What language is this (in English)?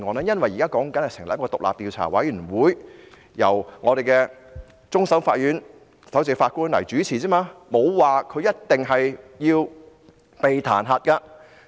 Cantonese